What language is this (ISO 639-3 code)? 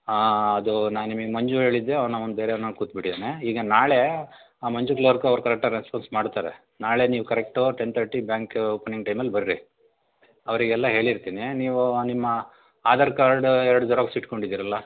kan